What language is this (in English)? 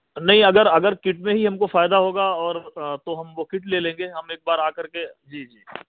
Urdu